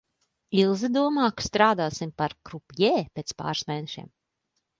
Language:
Latvian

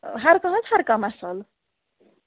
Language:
Kashmiri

